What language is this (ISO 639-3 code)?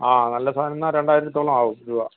mal